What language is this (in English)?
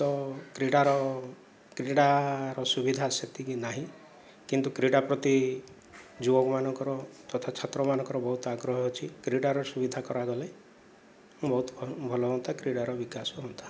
Odia